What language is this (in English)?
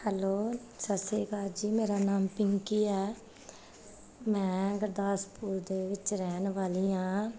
Punjabi